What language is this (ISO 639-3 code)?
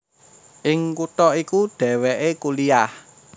jav